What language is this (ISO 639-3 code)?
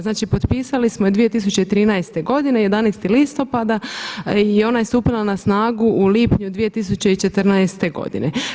hrv